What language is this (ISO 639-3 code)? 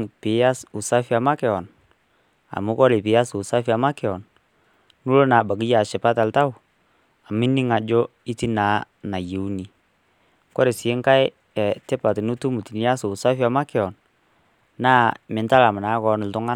mas